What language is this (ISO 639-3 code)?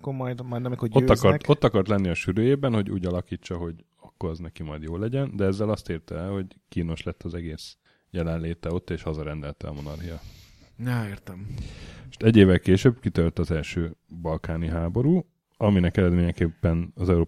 hun